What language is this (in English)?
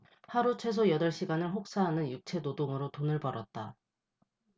Korean